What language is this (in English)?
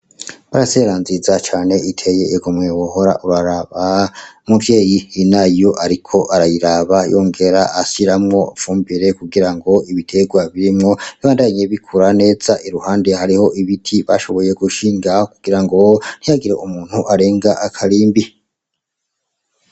Rundi